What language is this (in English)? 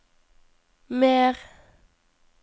Norwegian